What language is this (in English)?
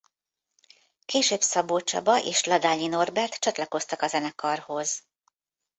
Hungarian